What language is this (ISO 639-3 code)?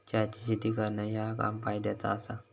mar